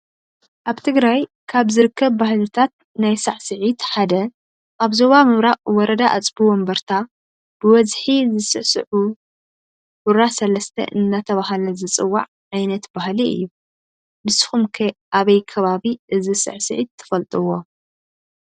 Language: Tigrinya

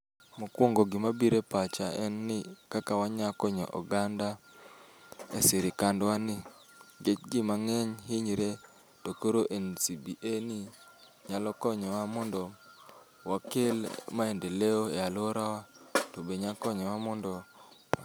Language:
Luo (Kenya and Tanzania)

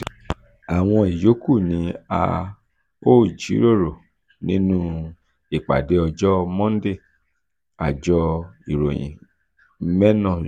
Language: Yoruba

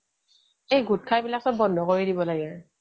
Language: Assamese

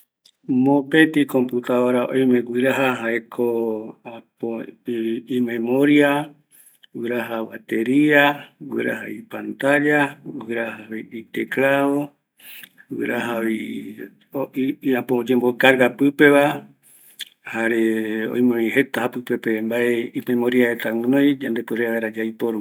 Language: Eastern Bolivian Guaraní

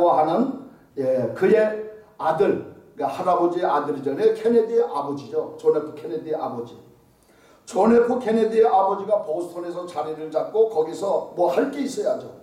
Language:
Korean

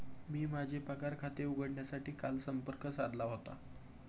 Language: Marathi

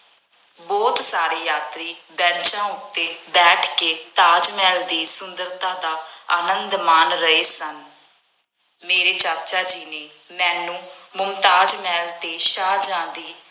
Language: Punjabi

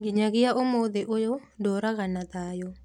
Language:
Kikuyu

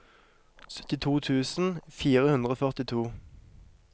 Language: Norwegian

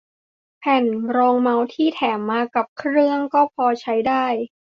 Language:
Thai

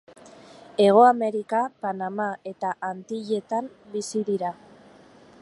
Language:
Basque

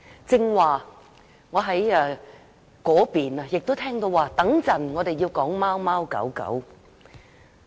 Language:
Cantonese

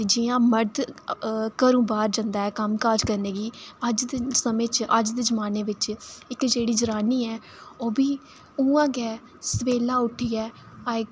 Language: Dogri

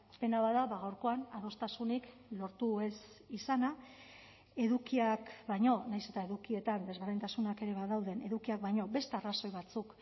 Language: Basque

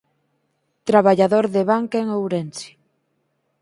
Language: Galician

